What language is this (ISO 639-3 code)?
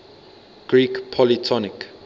eng